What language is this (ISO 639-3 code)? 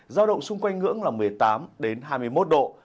vie